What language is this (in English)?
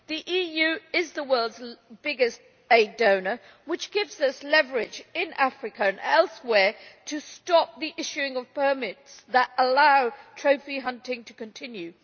English